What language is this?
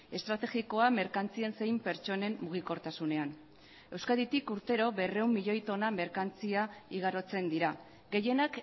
Basque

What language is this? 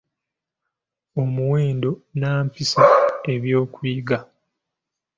Ganda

